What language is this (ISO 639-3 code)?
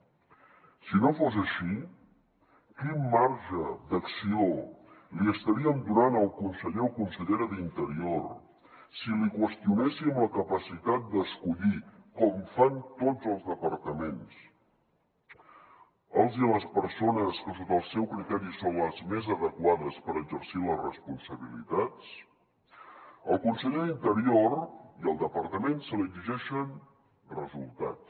cat